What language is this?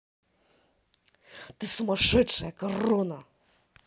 Russian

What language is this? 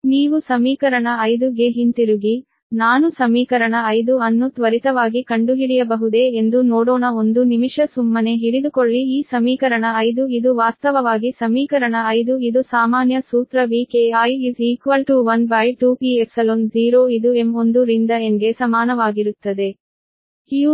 Kannada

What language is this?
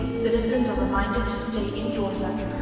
English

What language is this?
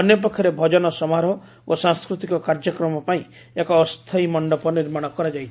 Odia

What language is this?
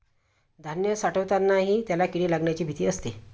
Marathi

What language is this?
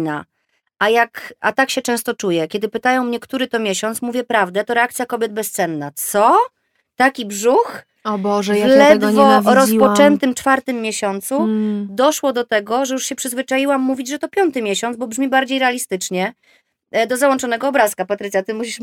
Polish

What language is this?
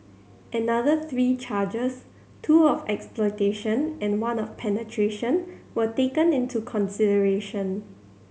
English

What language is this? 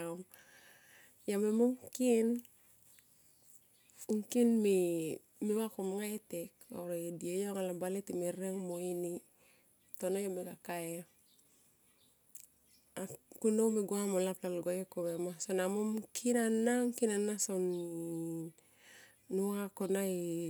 Tomoip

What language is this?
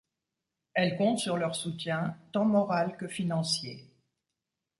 French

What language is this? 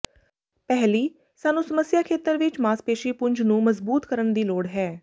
Punjabi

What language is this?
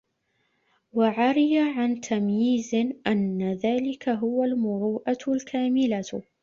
Arabic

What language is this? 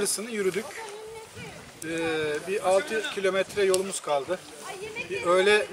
Turkish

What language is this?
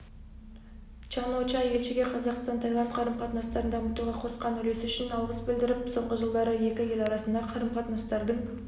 Kazakh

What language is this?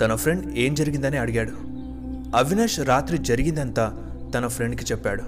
Telugu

